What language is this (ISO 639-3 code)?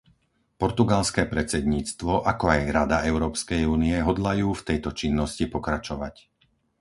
slk